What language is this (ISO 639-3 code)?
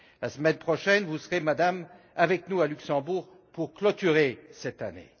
fra